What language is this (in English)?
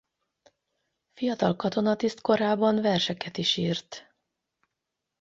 Hungarian